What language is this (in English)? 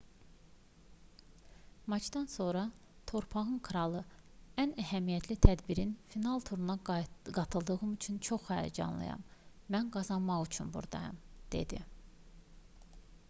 Azerbaijani